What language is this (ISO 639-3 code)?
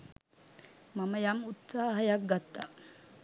sin